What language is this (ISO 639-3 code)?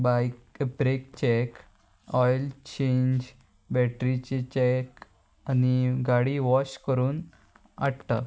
kok